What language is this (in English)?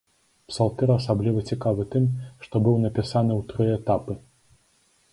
Belarusian